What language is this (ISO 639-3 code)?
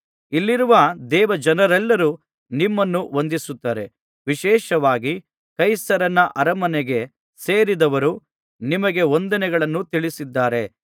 kan